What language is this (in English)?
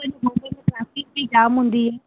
Sindhi